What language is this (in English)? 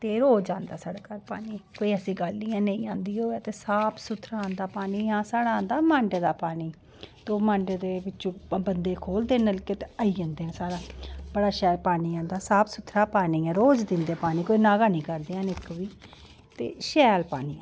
Dogri